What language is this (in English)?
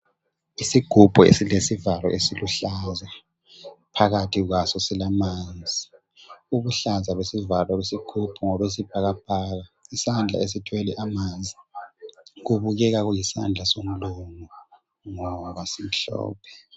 North Ndebele